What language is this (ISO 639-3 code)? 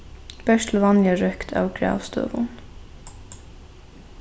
fao